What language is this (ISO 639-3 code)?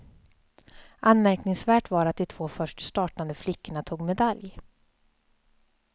swe